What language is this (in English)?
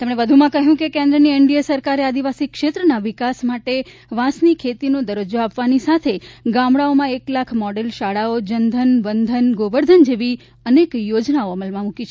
Gujarati